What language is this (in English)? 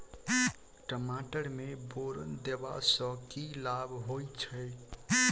Maithili